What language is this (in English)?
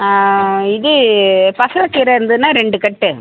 Tamil